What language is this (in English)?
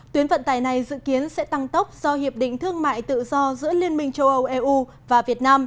Vietnamese